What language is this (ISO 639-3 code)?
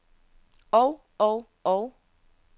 dan